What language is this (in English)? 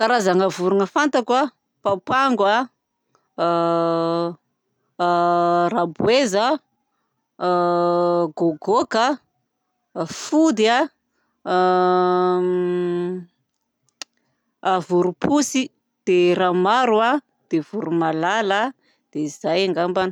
Southern Betsimisaraka Malagasy